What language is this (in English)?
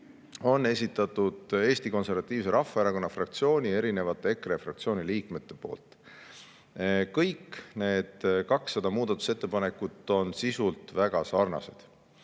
Estonian